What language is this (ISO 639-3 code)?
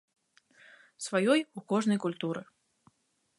bel